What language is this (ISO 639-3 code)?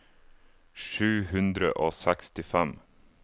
nor